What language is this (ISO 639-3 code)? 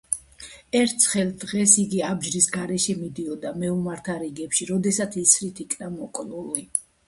kat